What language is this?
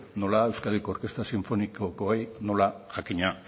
Basque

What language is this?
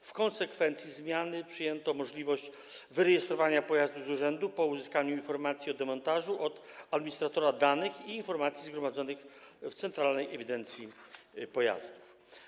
Polish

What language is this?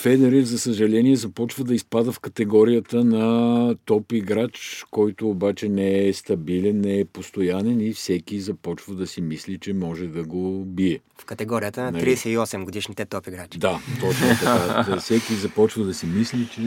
Bulgarian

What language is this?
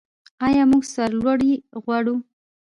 Pashto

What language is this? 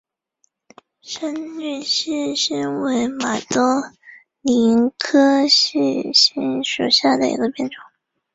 Chinese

